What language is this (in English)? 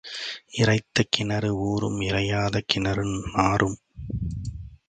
Tamil